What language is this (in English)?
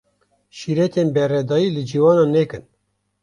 Kurdish